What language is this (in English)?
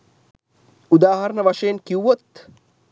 Sinhala